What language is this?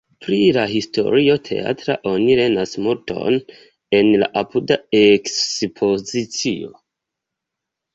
Esperanto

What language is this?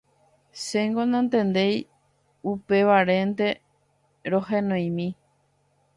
Guarani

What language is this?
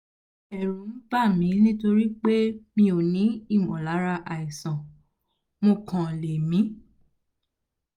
Yoruba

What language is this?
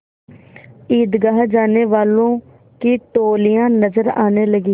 Hindi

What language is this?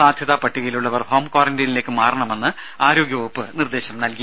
Malayalam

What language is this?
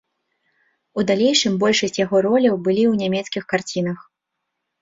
Belarusian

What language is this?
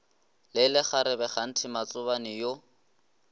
Northern Sotho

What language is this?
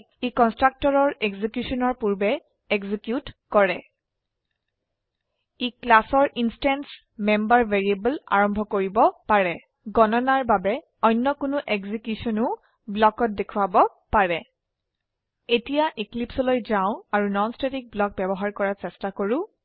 Assamese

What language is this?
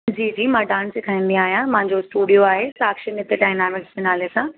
Sindhi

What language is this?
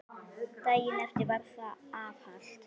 Icelandic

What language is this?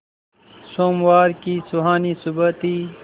Hindi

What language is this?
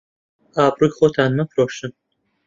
Central Kurdish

